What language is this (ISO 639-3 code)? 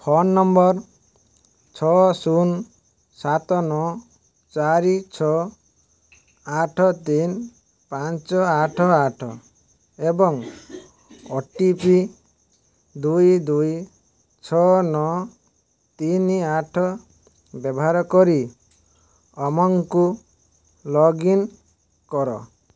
ori